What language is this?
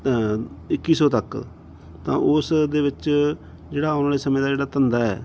Punjabi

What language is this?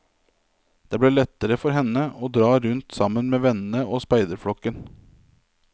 Norwegian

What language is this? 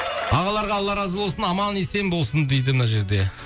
Kazakh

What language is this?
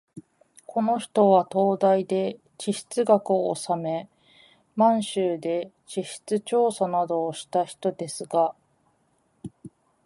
Japanese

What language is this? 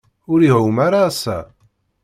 Kabyle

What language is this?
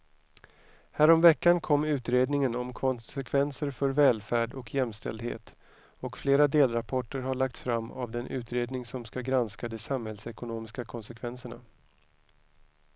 Swedish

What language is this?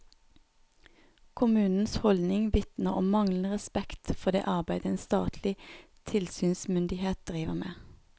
Norwegian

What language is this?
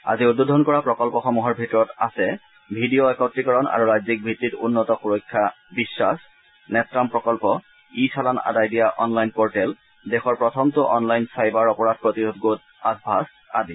Assamese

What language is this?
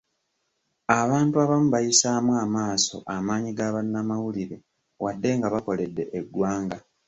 Ganda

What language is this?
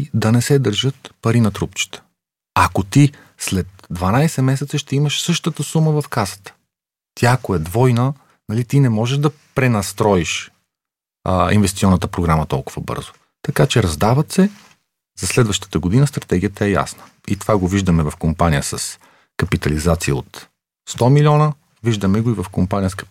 Bulgarian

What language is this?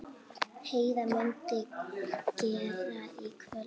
Icelandic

